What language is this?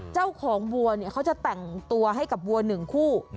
Thai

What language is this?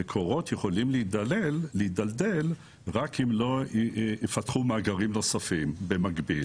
Hebrew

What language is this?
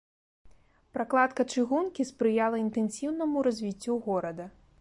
Belarusian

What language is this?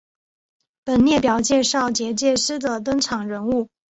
Chinese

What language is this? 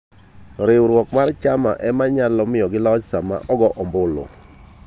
Luo (Kenya and Tanzania)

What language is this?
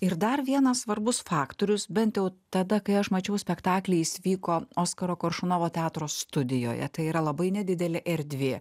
Lithuanian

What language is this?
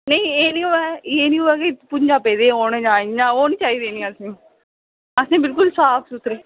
Dogri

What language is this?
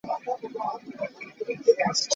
Ganda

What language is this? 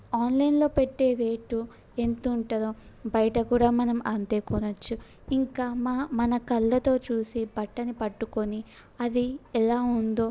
Telugu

